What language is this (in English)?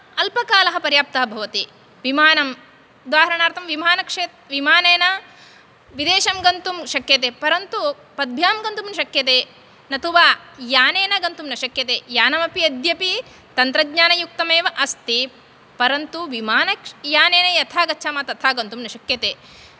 Sanskrit